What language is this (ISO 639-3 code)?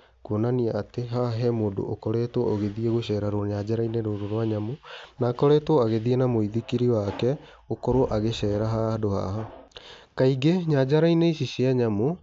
kik